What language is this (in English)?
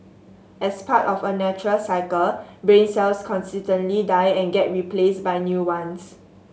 English